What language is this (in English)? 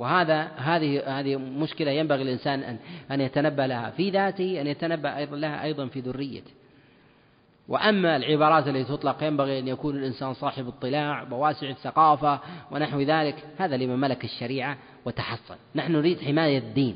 Arabic